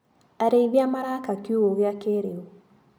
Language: Kikuyu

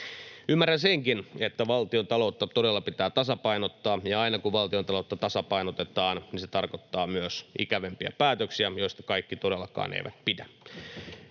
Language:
Finnish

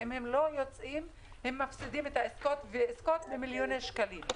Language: Hebrew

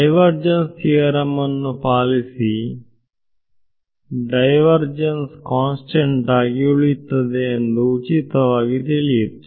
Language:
Kannada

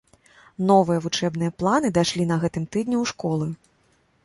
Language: Belarusian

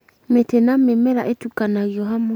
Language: Kikuyu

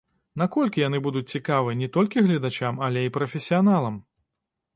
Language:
Belarusian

